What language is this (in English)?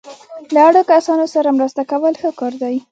Pashto